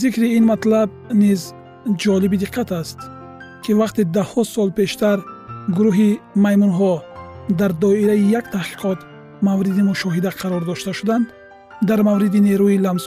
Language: Persian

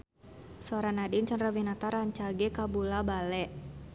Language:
Sundanese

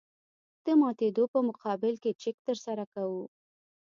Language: Pashto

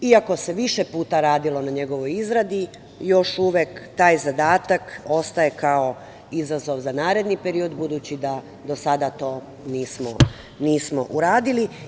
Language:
Serbian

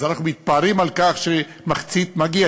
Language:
Hebrew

